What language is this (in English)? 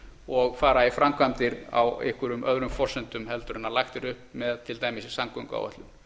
Icelandic